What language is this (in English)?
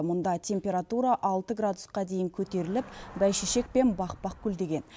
Kazakh